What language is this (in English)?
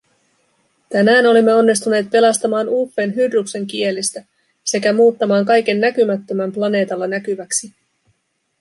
Finnish